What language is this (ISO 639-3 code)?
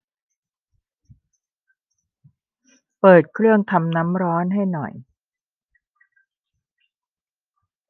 tha